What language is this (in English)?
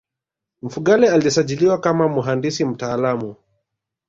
Swahili